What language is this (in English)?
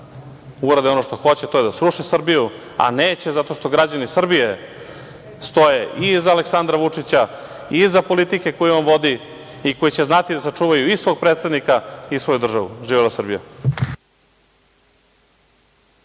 Serbian